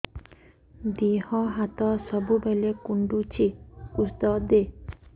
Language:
Odia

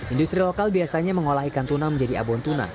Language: Indonesian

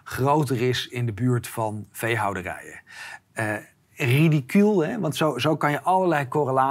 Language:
Dutch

